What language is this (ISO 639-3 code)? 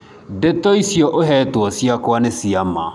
kik